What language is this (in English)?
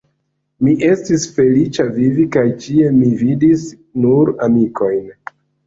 Esperanto